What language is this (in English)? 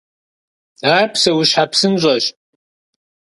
Kabardian